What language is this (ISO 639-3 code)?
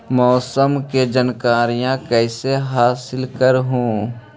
mag